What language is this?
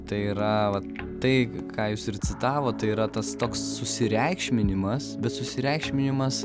Lithuanian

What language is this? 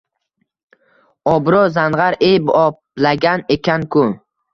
Uzbek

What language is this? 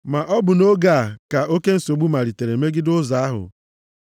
Igbo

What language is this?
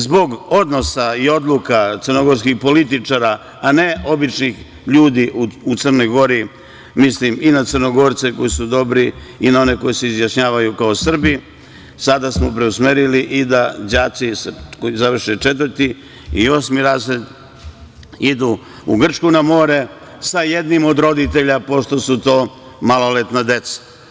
Serbian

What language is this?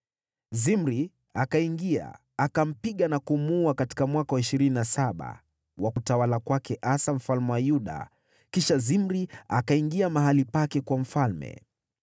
Swahili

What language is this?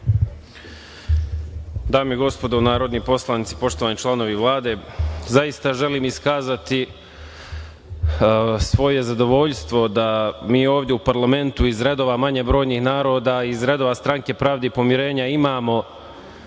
Serbian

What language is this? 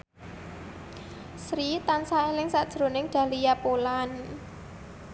Javanese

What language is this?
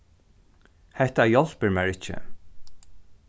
Faroese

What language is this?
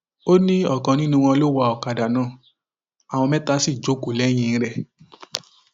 Yoruba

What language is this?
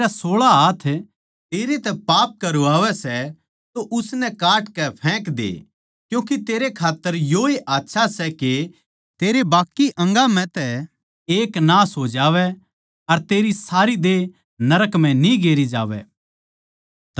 Haryanvi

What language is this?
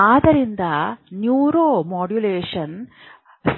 Kannada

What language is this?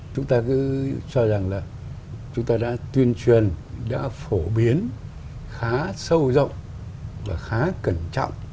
Vietnamese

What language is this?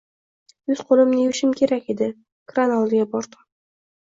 Uzbek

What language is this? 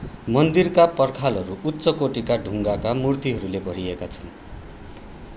Nepali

